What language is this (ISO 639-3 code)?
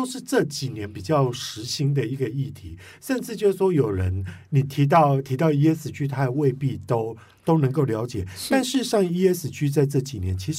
zho